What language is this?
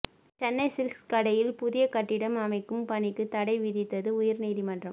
Tamil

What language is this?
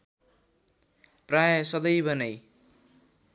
Nepali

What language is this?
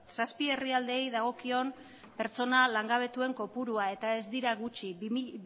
Basque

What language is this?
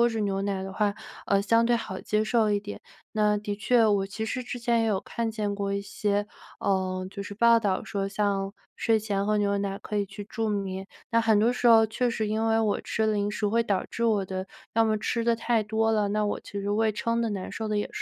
Chinese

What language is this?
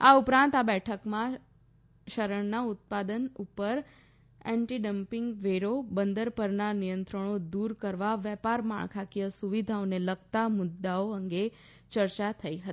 Gujarati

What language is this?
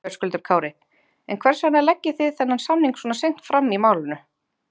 Icelandic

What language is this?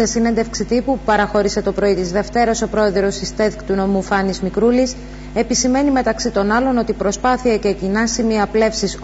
Greek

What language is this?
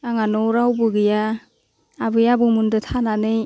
Bodo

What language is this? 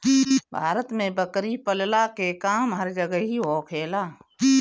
Bhojpuri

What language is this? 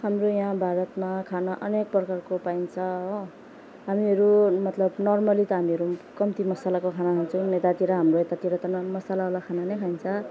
Nepali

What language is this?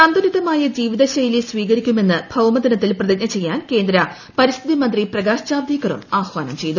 Malayalam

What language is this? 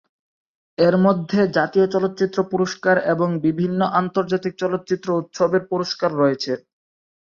Bangla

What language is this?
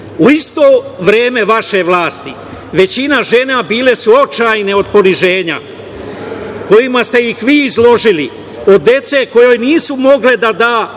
Serbian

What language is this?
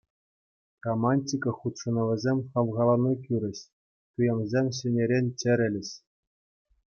Chuvash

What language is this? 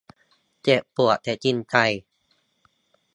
Thai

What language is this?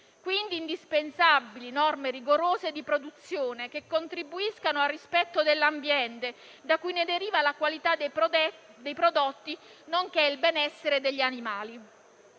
Italian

